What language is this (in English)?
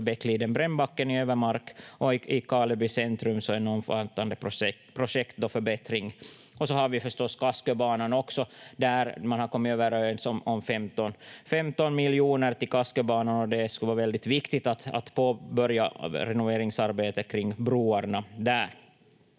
Finnish